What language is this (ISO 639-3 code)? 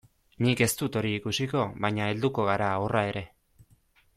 eus